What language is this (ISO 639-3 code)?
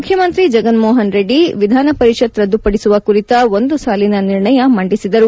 kan